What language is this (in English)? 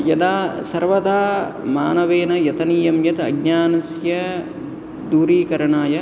Sanskrit